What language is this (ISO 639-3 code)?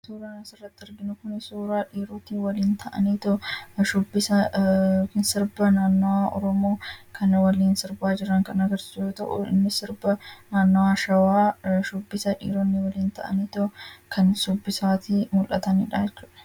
orm